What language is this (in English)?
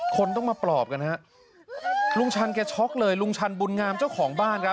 Thai